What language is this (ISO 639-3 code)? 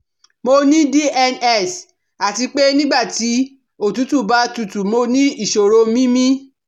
yor